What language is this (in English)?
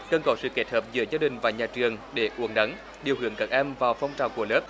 Vietnamese